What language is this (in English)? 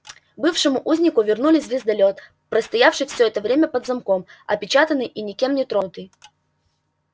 Russian